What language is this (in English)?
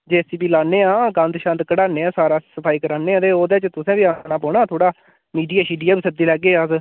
Dogri